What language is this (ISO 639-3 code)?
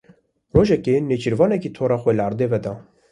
kur